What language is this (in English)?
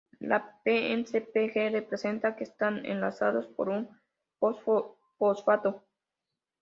Spanish